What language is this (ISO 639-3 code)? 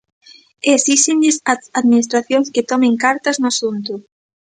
glg